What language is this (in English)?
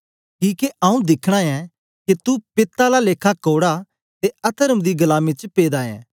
Dogri